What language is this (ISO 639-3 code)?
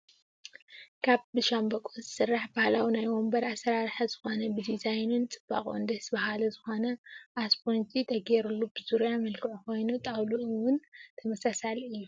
tir